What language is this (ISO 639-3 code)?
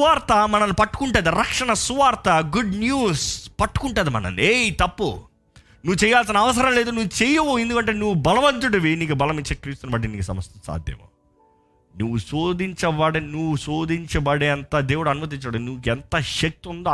tel